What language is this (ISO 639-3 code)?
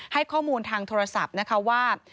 tha